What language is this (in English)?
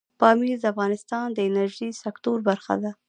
Pashto